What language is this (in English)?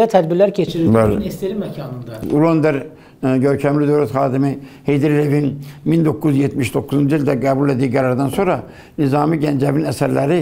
Turkish